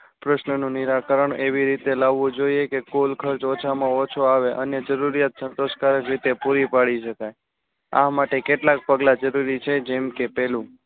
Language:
Gujarati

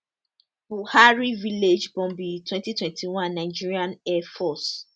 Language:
Nigerian Pidgin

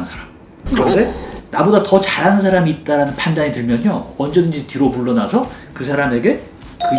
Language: Korean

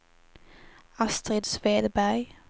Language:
Swedish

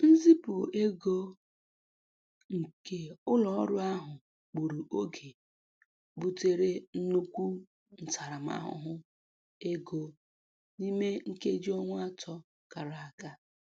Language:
Igbo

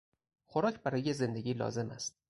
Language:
Persian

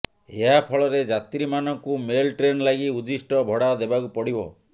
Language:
Odia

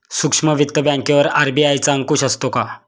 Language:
Marathi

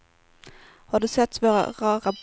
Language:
Swedish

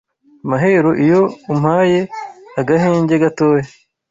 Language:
Kinyarwanda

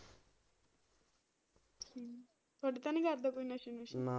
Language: Punjabi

